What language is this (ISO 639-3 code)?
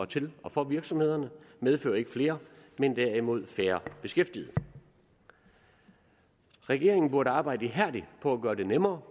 dan